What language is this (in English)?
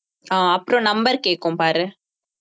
Tamil